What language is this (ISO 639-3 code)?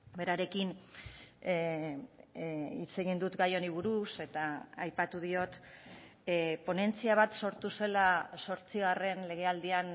eus